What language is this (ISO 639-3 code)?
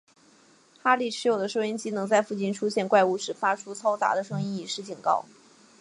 zho